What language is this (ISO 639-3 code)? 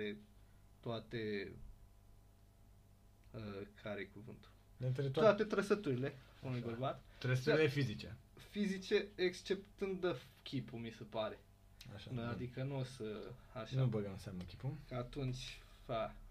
ron